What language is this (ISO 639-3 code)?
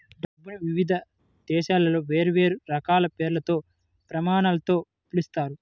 tel